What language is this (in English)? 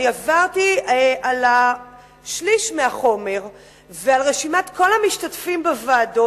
Hebrew